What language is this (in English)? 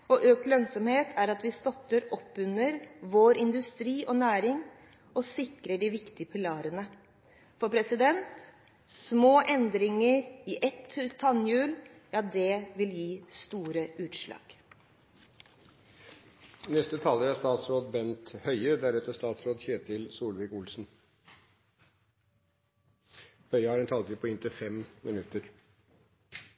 Norwegian Bokmål